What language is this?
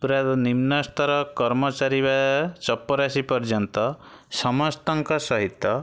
Odia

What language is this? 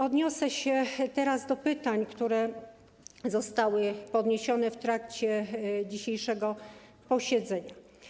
Polish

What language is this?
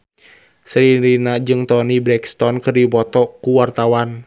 Sundanese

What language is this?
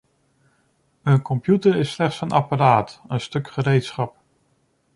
Dutch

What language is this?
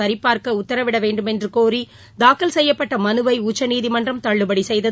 Tamil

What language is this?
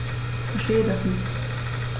German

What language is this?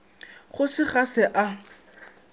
Northern Sotho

